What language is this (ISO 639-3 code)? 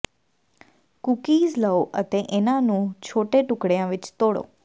pan